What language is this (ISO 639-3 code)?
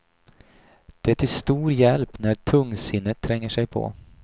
swe